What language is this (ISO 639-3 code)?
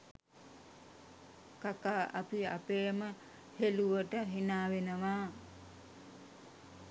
sin